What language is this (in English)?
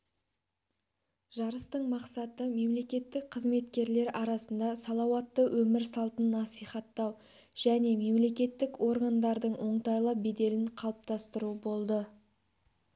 Kazakh